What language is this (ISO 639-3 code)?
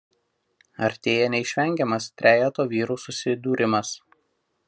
lit